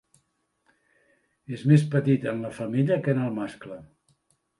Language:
Catalan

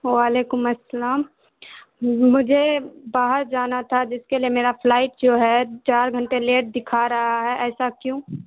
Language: Urdu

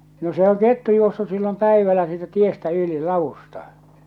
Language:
Finnish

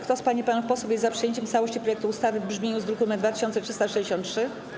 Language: Polish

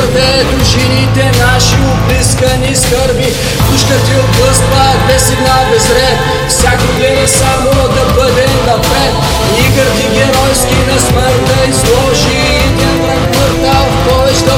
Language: Bulgarian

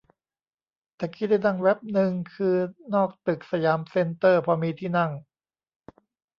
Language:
Thai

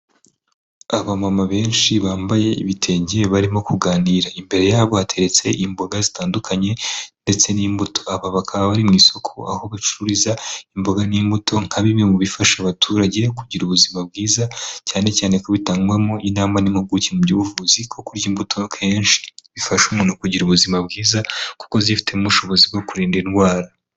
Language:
Kinyarwanda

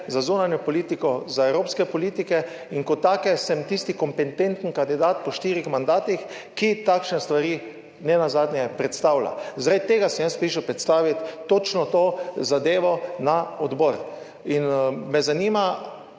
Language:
Slovenian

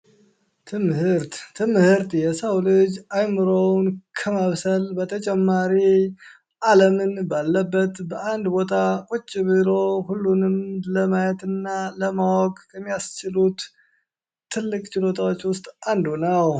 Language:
Amharic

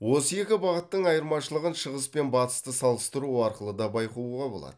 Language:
Kazakh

